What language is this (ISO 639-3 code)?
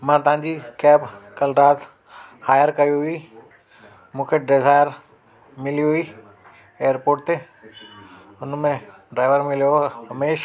snd